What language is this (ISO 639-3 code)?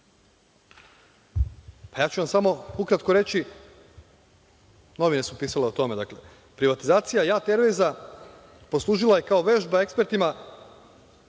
srp